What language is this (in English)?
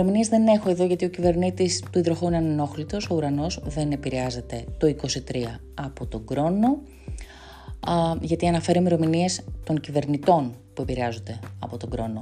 Greek